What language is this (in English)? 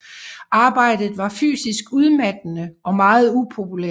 Danish